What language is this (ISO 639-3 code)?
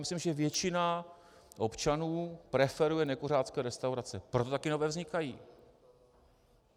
ces